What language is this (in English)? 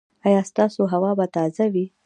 Pashto